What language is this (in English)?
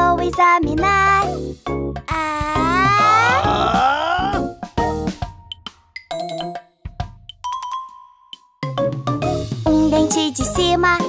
Portuguese